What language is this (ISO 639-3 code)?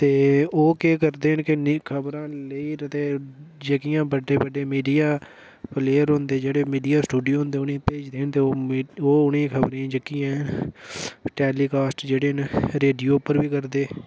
doi